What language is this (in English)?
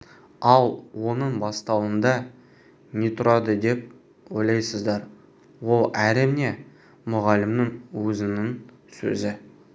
Kazakh